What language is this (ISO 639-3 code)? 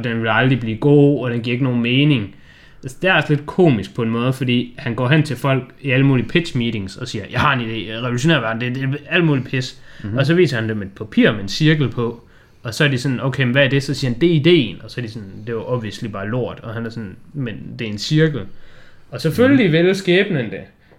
dan